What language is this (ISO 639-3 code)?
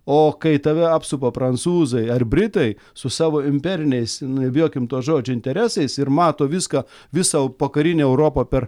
lit